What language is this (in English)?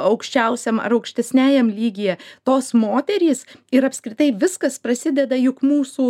Lithuanian